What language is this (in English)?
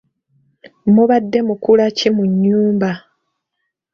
Ganda